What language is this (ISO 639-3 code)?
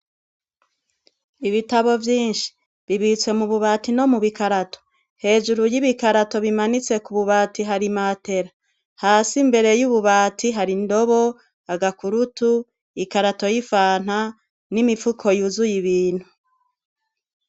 run